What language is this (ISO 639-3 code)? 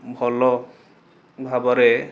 ori